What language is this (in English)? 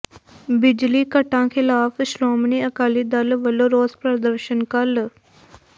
Punjabi